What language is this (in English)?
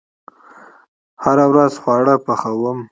Pashto